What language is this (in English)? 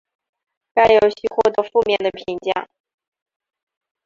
Chinese